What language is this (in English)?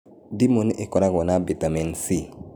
Kikuyu